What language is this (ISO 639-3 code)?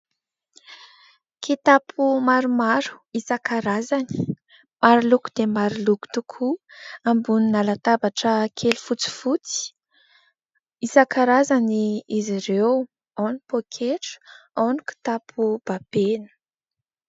mlg